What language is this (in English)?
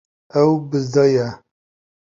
Kurdish